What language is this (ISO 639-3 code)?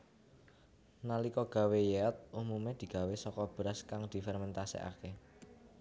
jav